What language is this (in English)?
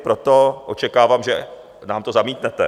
Czech